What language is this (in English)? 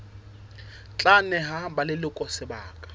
Southern Sotho